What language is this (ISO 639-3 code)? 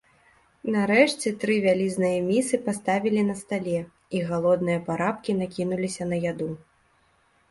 bel